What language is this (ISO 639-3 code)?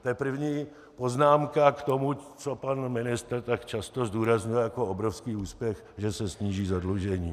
ces